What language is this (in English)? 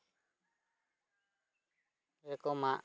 Santali